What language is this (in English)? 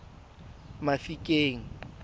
Tswana